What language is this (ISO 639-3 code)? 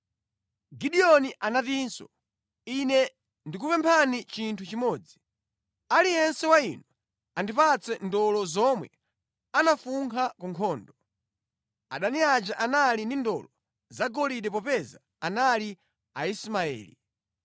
nya